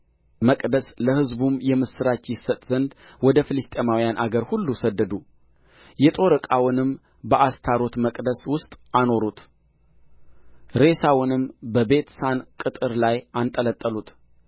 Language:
Amharic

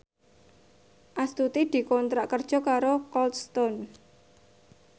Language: Javanese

